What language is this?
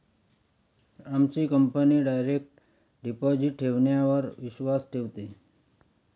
Marathi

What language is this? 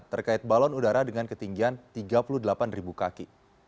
Indonesian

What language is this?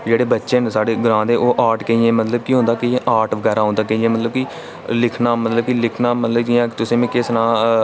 Dogri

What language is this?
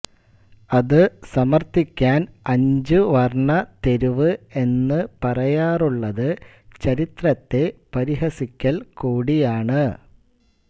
Malayalam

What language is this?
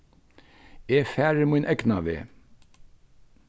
Faroese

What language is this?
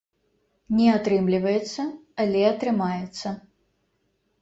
Belarusian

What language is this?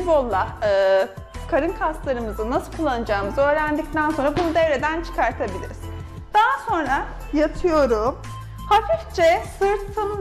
Turkish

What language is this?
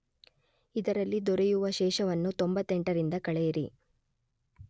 Kannada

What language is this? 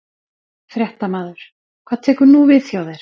Icelandic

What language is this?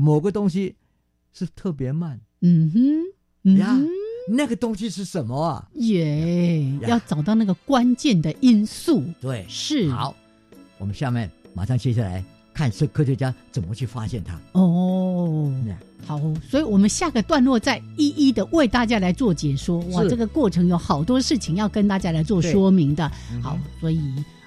Chinese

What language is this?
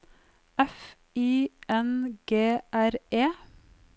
Norwegian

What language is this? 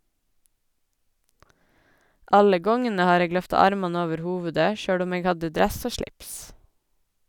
Norwegian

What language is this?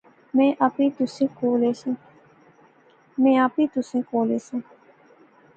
Pahari-Potwari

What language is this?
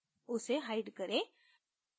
Hindi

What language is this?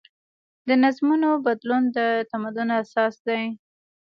Pashto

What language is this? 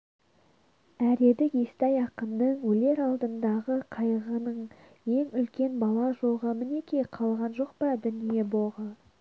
Kazakh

